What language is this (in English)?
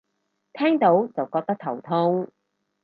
Cantonese